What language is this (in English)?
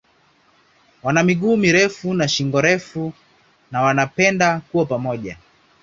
Swahili